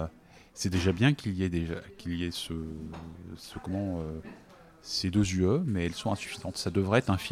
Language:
French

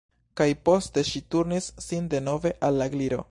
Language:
Esperanto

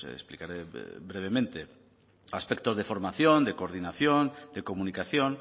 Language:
Spanish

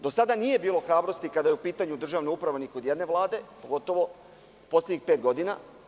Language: Serbian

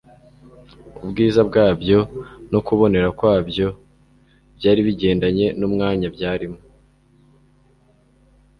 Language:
Kinyarwanda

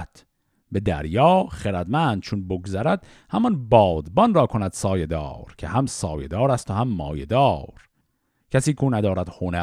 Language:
Persian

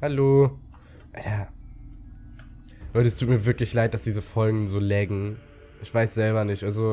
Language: German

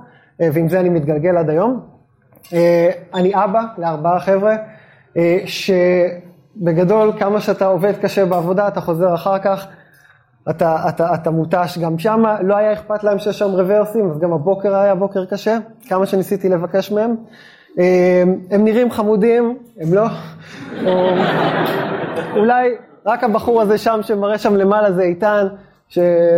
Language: Hebrew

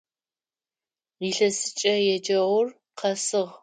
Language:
Adyghe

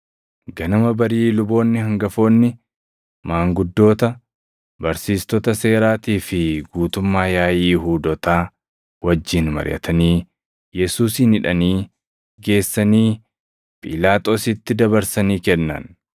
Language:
Oromo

